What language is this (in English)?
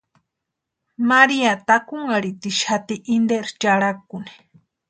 Western Highland Purepecha